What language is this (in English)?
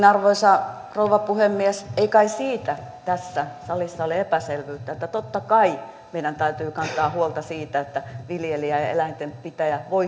Finnish